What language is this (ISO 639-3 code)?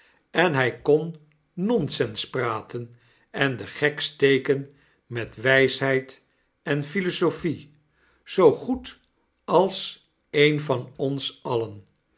nld